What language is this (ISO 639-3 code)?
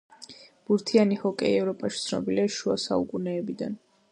kat